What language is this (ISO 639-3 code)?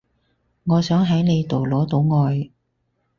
yue